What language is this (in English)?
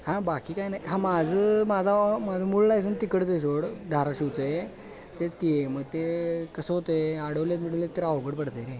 Marathi